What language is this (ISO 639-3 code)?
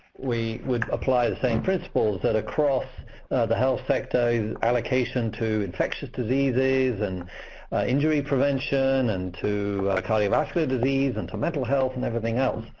eng